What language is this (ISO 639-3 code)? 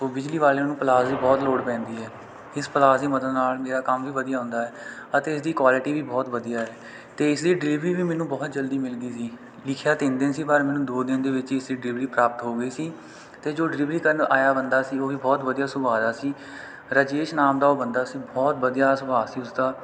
pan